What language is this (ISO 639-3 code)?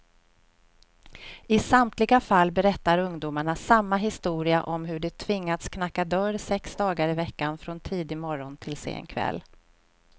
swe